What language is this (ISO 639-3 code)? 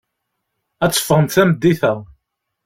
kab